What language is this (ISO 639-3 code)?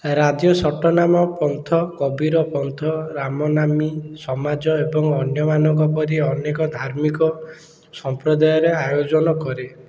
ori